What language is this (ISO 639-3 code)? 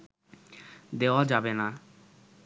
ben